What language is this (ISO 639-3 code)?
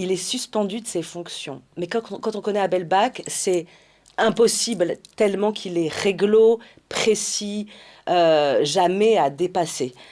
fra